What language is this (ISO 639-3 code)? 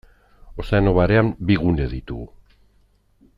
eus